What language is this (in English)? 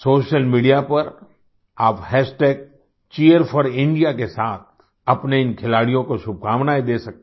Hindi